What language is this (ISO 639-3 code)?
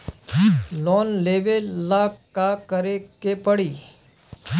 bho